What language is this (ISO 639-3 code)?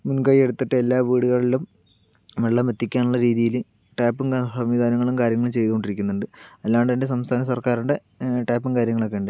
mal